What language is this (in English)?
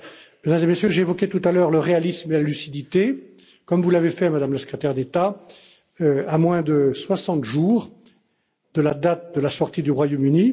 French